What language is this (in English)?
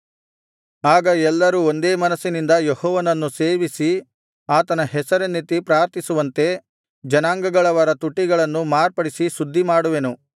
Kannada